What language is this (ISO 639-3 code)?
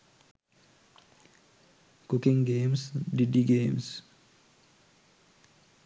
sin